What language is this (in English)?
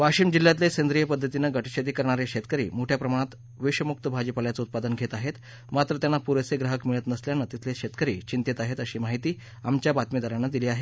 Marathi